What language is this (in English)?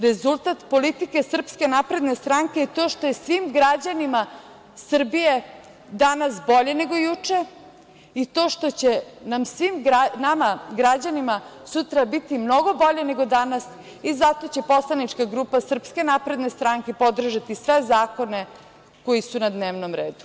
Serbian